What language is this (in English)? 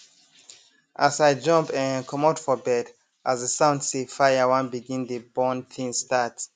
Nigerian Pidgin